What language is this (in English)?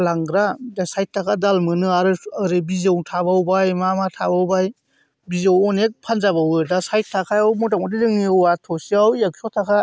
Bodo